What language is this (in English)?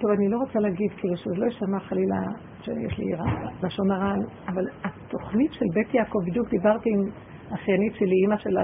Hebrew